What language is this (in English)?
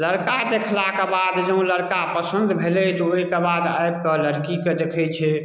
Maithili